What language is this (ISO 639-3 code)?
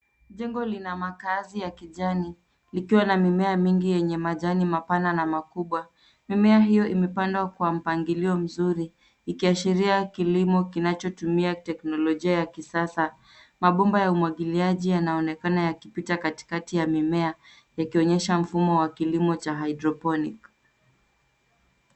swa